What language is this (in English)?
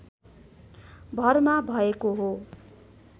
Nepali